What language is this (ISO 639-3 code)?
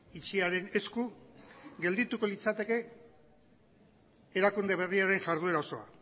eus